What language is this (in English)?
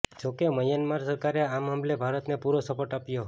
Gujarati